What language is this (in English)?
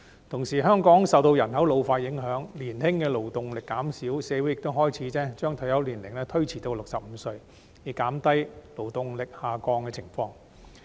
Cantonese